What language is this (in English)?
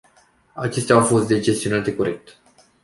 Romanian